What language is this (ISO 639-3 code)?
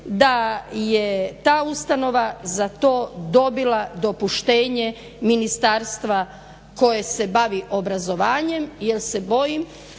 hrv